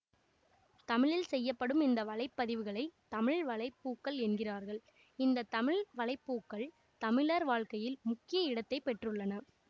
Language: Tamil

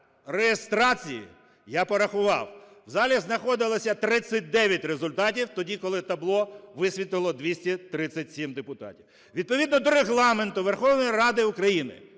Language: Ukrainian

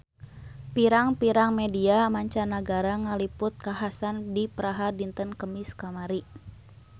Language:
Sundanese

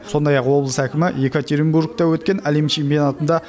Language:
Kazakh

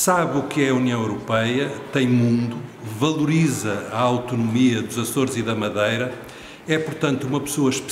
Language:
Portuguese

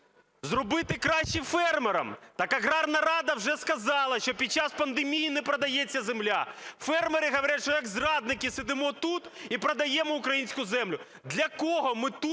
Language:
Ukrainian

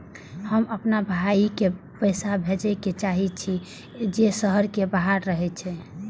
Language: Maithili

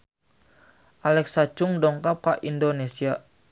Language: Sundanese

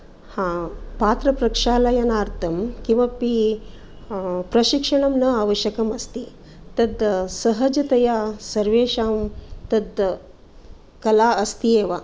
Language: Sanskrit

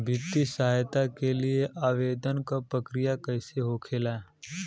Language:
Bhojpuri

